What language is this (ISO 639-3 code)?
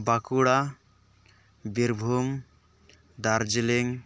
sat